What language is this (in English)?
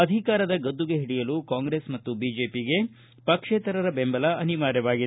Kannada